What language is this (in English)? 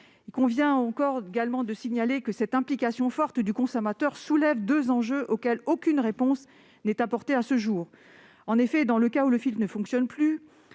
French